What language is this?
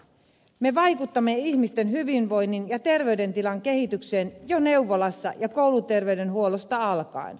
Finnish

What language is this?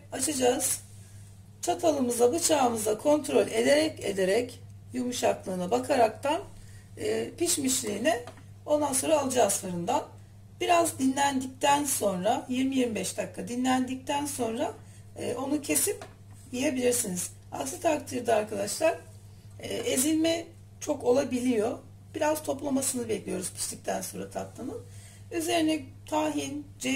Turkish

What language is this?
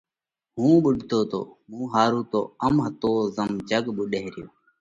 Parkari Koli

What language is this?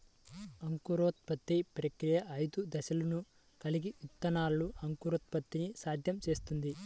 Telugu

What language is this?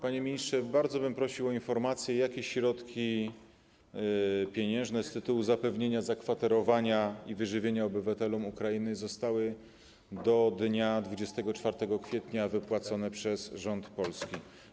Polish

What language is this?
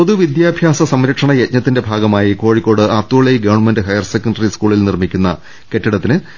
Malayalam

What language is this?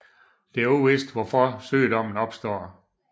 Danish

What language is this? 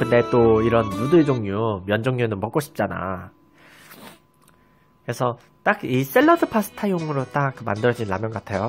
Korean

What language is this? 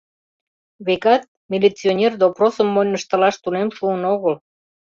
Mari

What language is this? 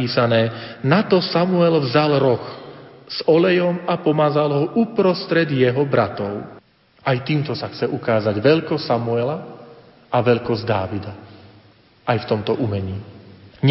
Slovak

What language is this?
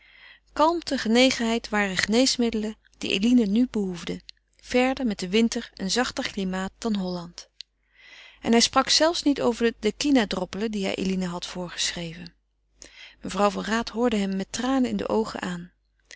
Dutch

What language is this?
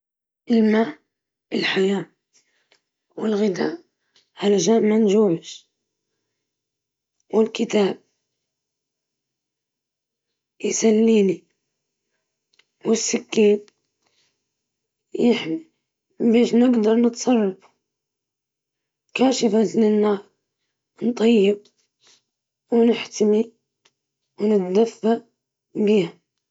Libyan Arabic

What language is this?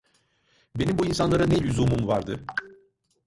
Turkish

